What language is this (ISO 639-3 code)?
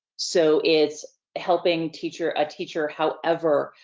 eng